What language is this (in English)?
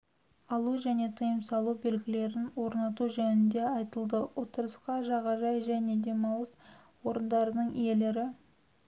Kazakh